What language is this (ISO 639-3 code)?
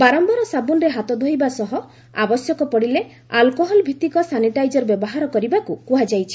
ori